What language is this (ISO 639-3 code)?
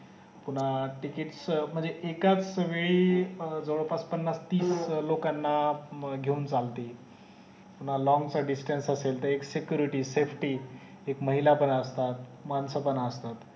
mar